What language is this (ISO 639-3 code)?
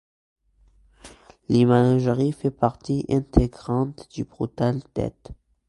fra